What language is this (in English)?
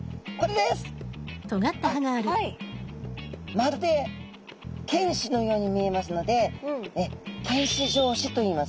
Japanese